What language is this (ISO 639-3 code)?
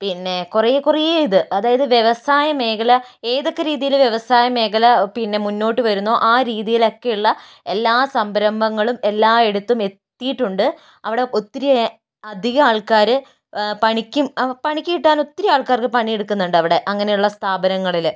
mal